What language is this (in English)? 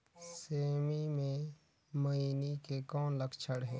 Chhattisgarhi